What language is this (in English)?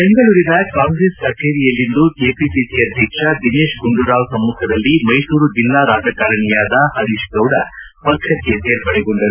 Kannada